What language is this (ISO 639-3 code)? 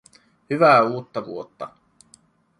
fin